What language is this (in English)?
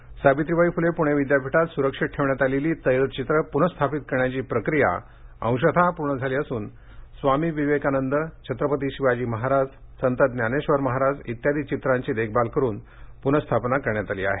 Marathi